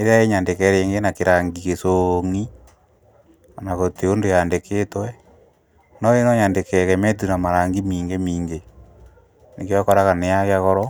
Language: Kikuyu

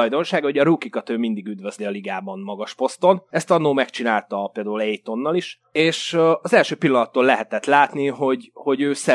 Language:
Hungarian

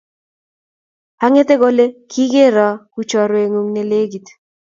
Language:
Kalenjin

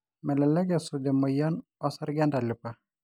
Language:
Masai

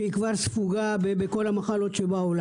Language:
Hebrew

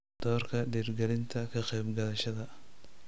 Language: Somali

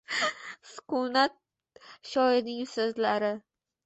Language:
Uzbek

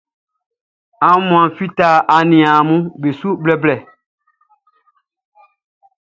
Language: Baoulé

